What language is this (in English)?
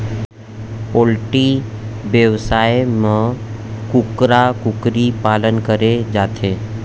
Chhattisgarhi